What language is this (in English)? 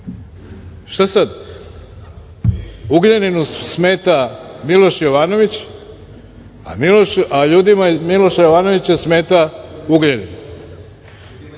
Serbian